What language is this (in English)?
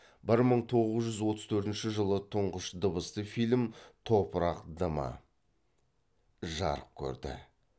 Kazakh